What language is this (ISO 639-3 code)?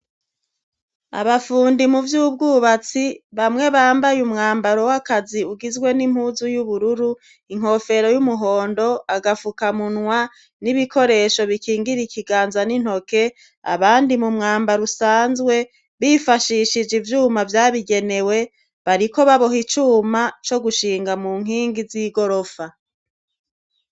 run